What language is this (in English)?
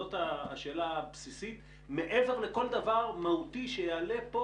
Hebrew